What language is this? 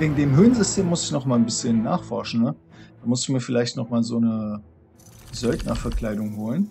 German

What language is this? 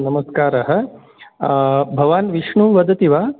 Sanskrit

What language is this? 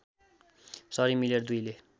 Nepali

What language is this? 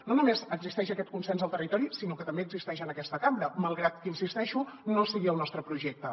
Catalan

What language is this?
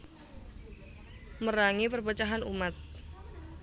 Javanese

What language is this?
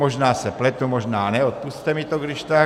Czech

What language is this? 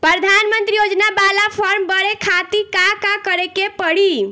Bhojpuri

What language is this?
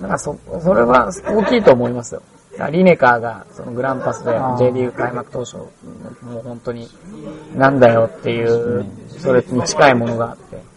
Japanese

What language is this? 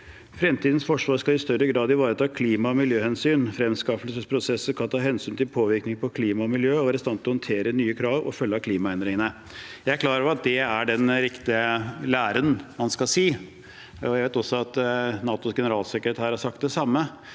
Norwegian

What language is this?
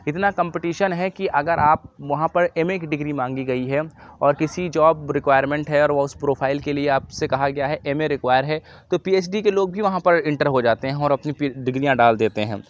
Urdu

